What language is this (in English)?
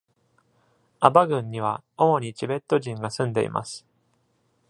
Japanese